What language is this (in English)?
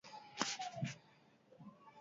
Basque